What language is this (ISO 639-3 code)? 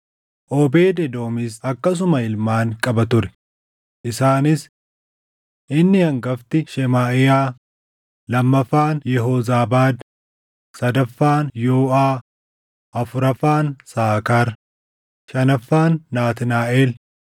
orm